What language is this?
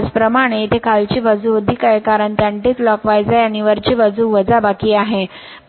Marathi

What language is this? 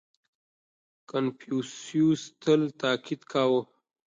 Pashto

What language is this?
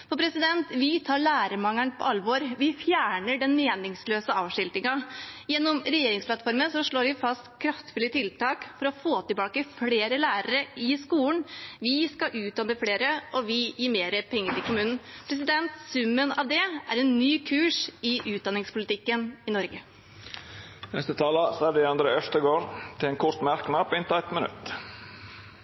Norwegian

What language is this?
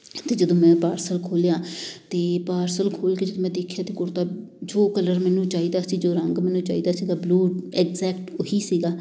Punjabi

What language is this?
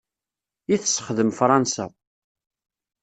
Kabyle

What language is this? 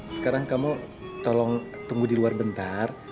Indonesian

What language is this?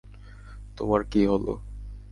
Bangla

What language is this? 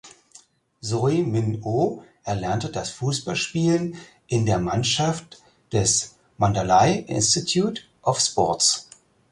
German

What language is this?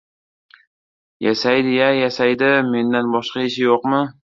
Uzbek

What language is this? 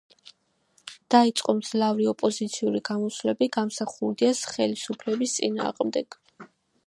Georgian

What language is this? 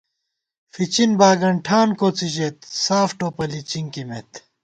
Gawar-Bati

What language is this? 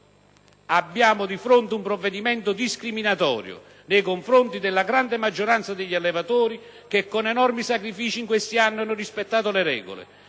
Italian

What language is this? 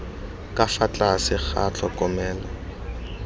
Tswana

